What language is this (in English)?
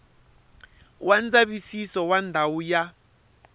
Tsonga